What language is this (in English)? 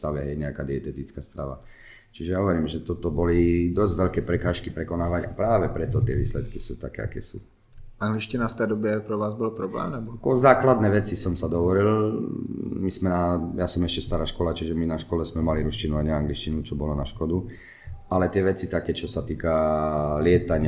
Czech